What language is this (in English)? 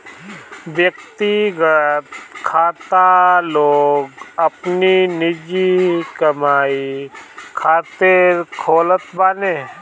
Bhojpuri